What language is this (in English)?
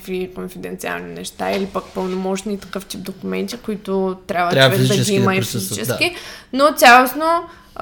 Bulgarian